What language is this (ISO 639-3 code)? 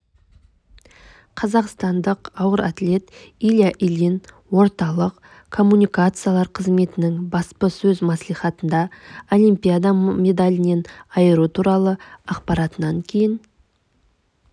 kaz